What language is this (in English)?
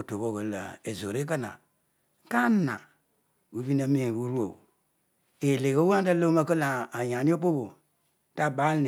Odual